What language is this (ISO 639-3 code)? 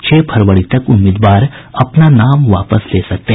hin